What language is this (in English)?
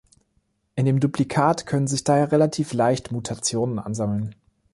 German